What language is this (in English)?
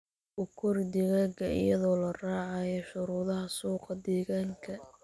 Somali